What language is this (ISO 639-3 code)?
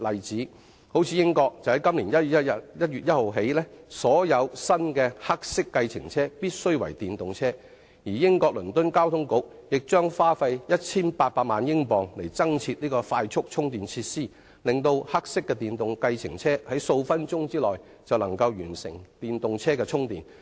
yue